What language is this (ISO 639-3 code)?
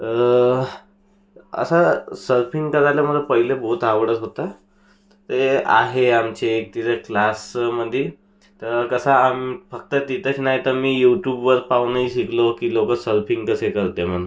mar